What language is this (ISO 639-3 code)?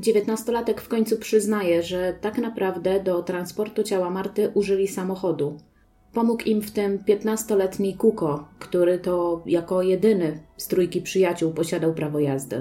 pol